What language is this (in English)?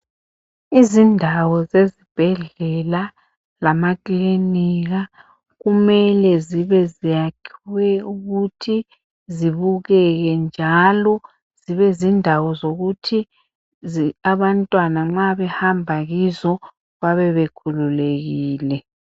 North Ndebele